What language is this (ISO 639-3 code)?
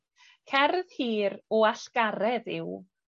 cym